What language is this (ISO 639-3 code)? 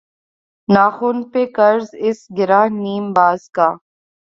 urd